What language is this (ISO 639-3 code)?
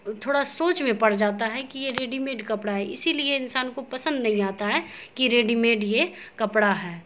urd